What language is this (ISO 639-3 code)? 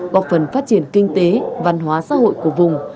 vie